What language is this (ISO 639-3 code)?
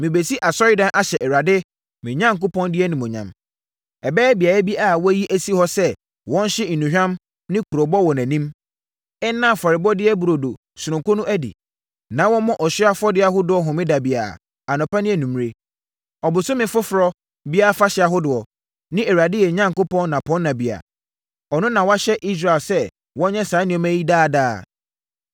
aka